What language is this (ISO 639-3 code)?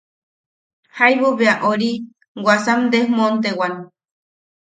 yaq